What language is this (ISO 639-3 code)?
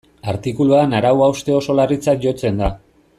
eus